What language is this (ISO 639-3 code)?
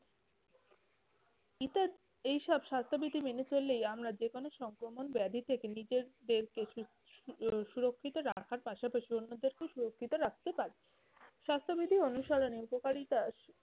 ben